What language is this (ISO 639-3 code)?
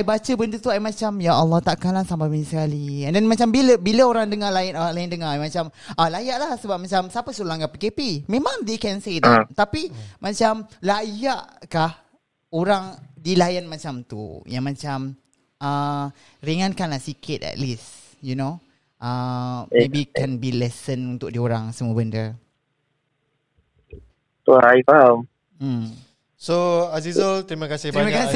msa